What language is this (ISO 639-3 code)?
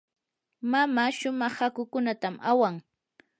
qur